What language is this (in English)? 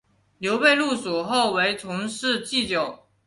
Chinese